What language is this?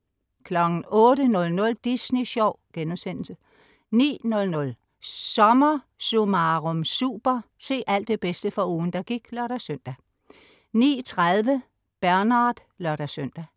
Danish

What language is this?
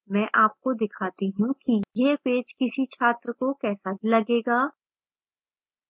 Hindi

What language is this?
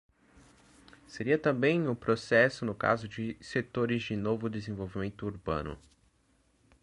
Portuguese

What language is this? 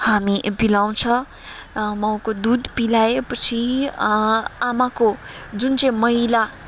Nepali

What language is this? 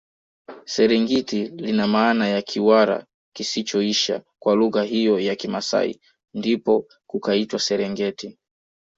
Swahili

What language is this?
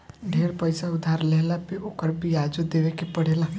Bhojpuri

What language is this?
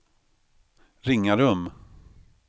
Swedish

